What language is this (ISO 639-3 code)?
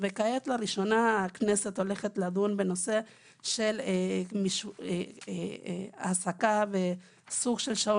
heb